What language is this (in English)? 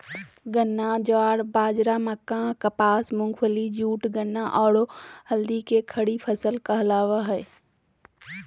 Magahi